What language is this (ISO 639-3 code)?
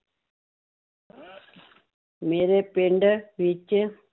pan